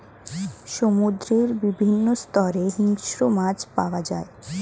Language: Bangla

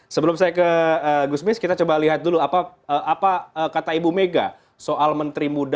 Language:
Indonesian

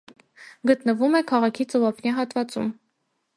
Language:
Armenian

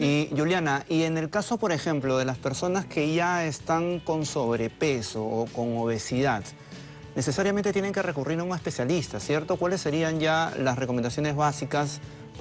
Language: Spanish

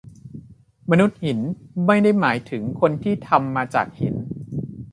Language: Thai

